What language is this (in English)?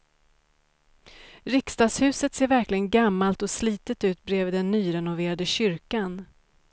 Swedish